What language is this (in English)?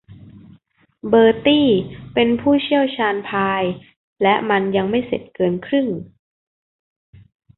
Thai